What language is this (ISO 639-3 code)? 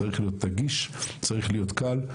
heb